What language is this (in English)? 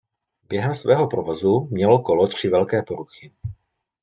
Czech